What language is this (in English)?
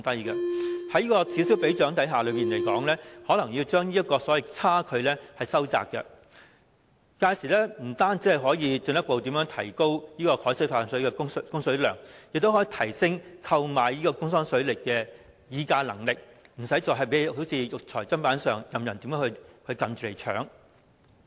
Cantonese